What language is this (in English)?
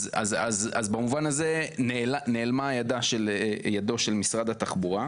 Hebrew